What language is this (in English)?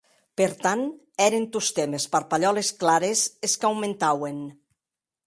Occitan